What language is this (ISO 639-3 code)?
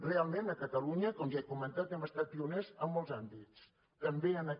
cat